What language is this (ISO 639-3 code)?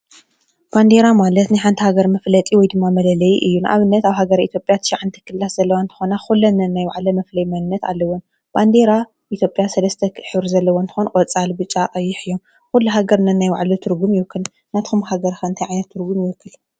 tir